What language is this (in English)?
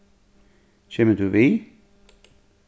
Faroese